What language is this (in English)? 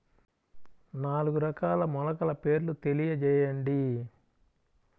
Telugu